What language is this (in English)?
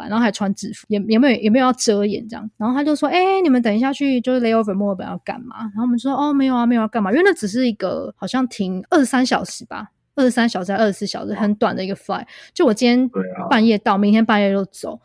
Chinese